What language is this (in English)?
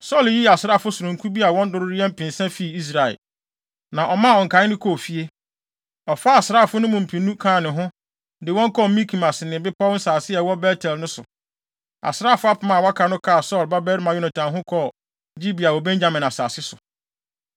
Akan